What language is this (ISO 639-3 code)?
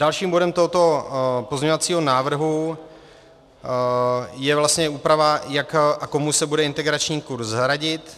ces